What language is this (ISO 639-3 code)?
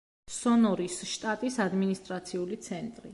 kat